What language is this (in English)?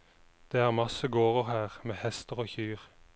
Norwegian